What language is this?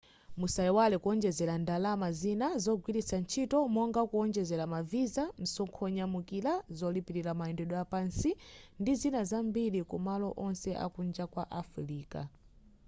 Nyanja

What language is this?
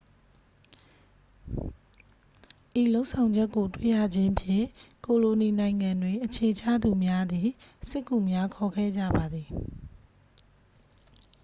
Burmese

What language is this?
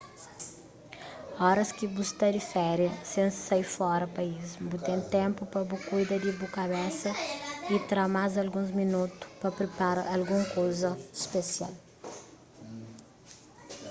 Kabuverdianu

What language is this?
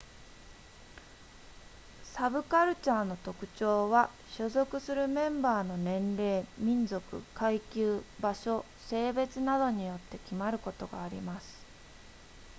Japanese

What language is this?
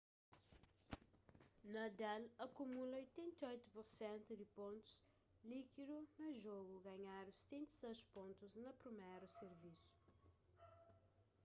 Kabuverdianu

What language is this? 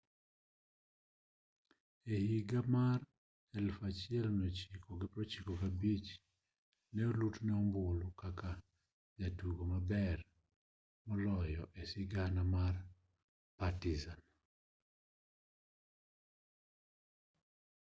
Luo (Kenya and Tanzania)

